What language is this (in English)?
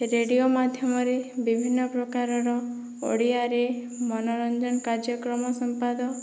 Odia